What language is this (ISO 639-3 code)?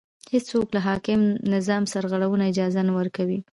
pus